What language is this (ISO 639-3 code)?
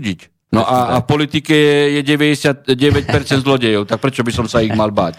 slk